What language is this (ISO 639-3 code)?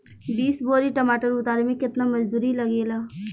bho